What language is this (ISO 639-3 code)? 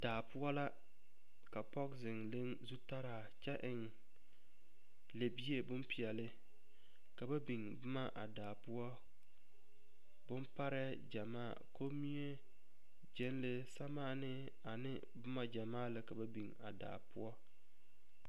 dga